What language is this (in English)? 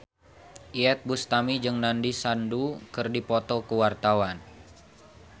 Sundanese